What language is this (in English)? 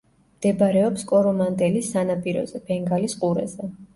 Georgian